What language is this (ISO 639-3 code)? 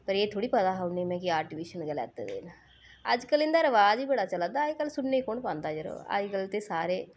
doi